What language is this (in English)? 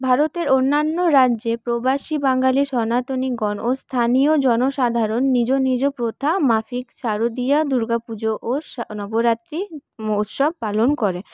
Bangla